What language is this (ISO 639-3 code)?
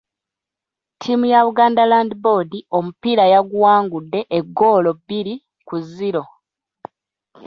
lug